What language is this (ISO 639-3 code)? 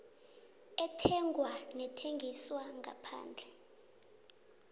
nbl